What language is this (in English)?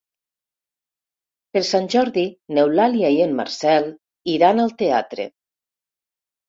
Catalan